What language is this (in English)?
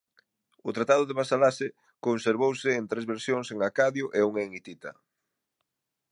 Galician